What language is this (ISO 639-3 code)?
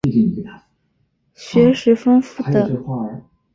zho